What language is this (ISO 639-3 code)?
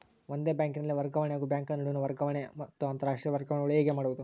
kan